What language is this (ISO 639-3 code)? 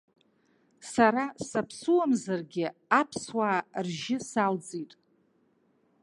abk